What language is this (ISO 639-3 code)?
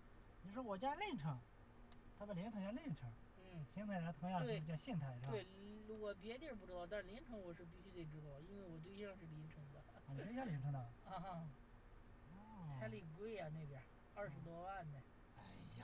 zho